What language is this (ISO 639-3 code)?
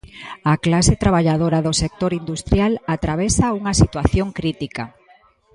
glg